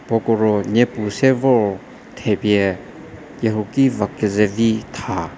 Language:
Angami Naga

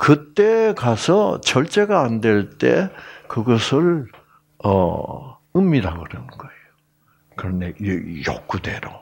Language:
Korean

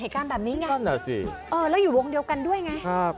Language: Thai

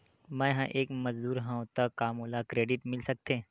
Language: Chhattisgarhi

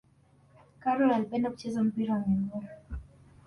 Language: Swahili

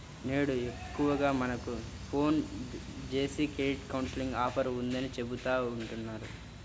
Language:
Telugu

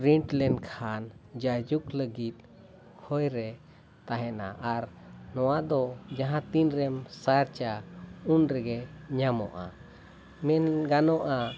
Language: Santali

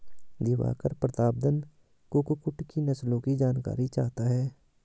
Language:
Hindi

